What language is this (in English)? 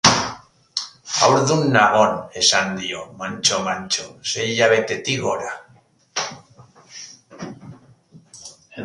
Basque